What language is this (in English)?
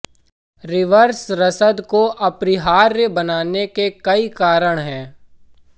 Hindi